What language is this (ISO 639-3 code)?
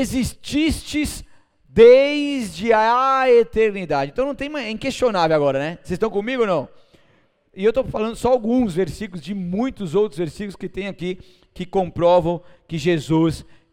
por